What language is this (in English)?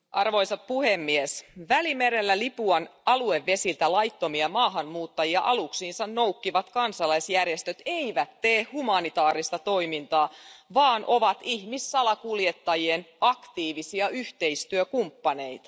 Finnish